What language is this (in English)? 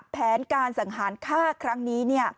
Thai